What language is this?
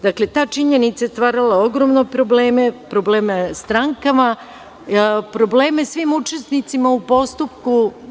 Serbian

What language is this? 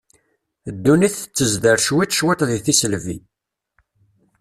Kabyle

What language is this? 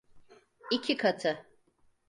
Turkish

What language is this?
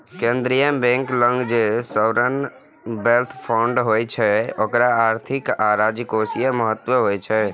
Maithili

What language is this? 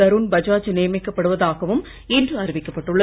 Tamil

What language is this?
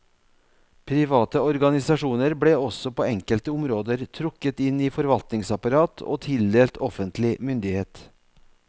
Norwegian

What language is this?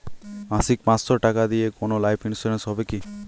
Bangla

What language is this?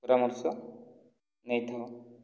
Odia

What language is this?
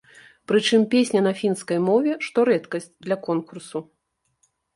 Belarusian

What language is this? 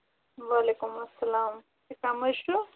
Kashmiri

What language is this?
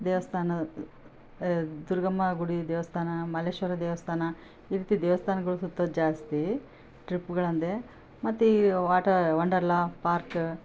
Kannada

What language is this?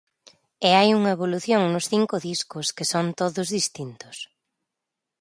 Galician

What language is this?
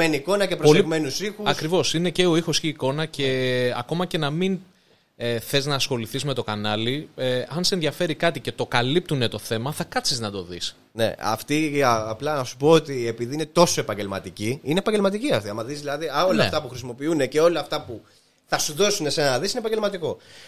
Greek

